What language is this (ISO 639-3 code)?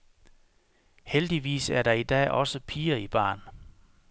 dan